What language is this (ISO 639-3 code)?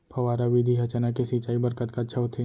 hne